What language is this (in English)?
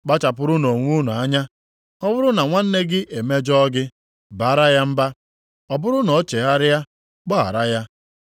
Igbo